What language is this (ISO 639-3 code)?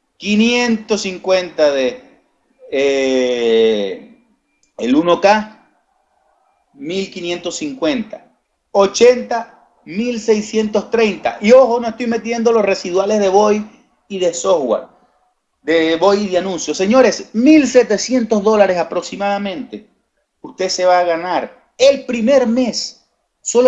spa